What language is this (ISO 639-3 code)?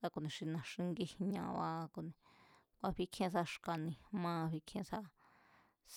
vmz